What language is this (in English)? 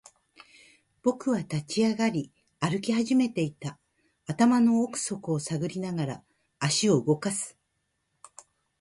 Japanese